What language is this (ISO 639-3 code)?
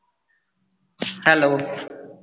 pan